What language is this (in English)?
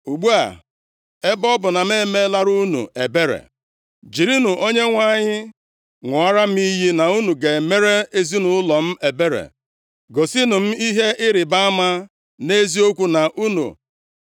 Igbo